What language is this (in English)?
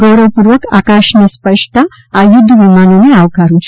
Gujarati